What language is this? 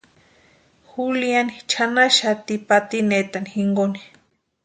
Western Highland Purepecha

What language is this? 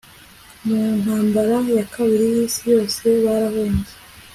Kinyarwanda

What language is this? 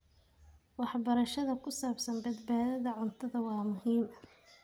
Somali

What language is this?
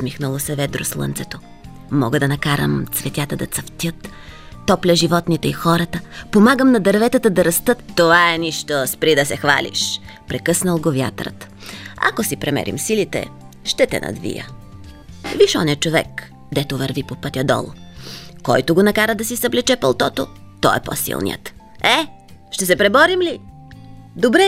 Bulgarian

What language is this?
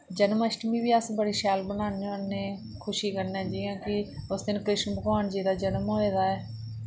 Dogri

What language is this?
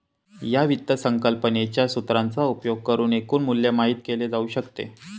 Marathi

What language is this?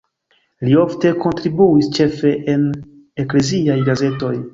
Esperanto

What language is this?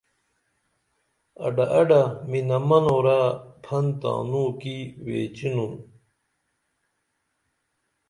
Dameli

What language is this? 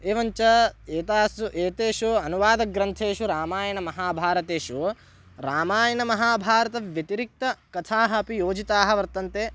Sanskrit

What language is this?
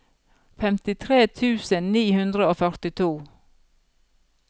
Norwegian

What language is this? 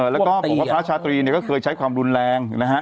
Thai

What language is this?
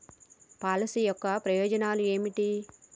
Telugu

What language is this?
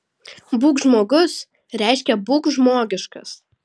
Lithuanian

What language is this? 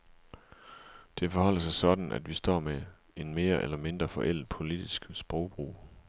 Danish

